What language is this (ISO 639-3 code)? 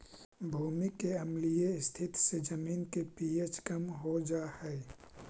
mag